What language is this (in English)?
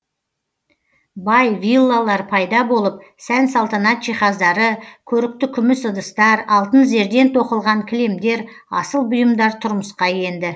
Kazakh